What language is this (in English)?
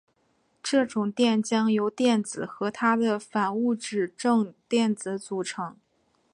Chinese